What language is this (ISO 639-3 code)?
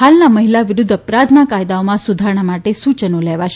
guj